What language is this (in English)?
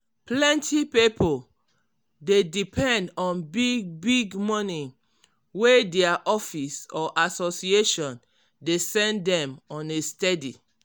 Nigerian Pidgin